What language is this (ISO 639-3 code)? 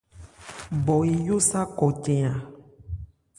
ebr